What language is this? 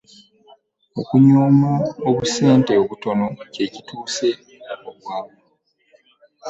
Ganda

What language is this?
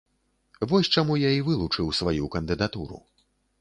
Belarusian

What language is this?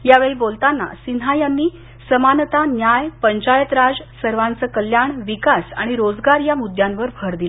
Marathi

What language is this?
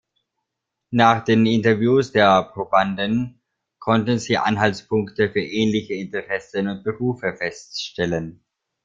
German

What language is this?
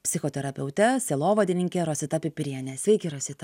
Lithuanian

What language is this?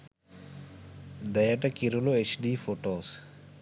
Sinhala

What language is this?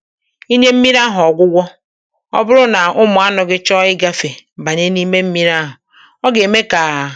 Igbo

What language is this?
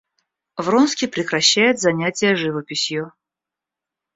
Russian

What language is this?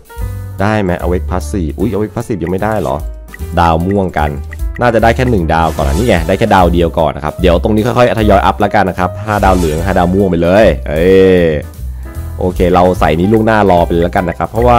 Thai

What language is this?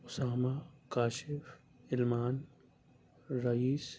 Urdu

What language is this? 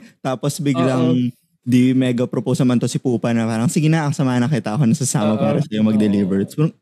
Filipino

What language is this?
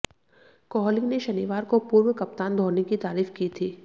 Hindi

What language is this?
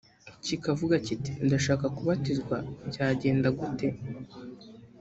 Kinyarwanda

